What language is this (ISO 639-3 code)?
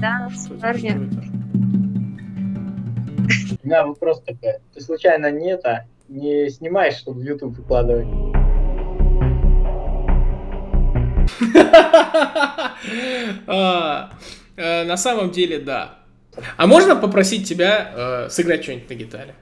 rus